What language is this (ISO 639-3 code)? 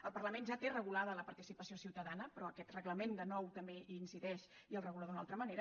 cat